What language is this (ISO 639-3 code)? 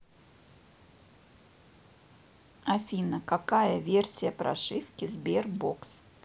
rus